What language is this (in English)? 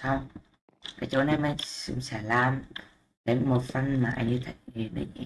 Vietnamese